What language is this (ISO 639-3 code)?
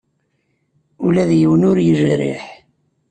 kab